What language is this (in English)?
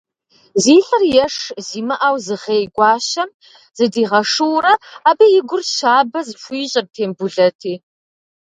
Kabardian